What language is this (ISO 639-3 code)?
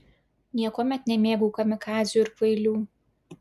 lit